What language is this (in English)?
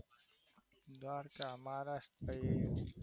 Gujarati